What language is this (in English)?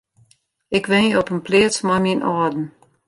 Western Frisian